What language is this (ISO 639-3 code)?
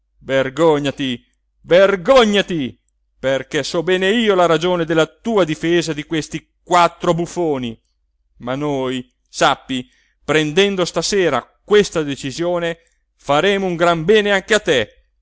ita